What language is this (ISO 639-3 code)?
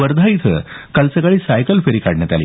mar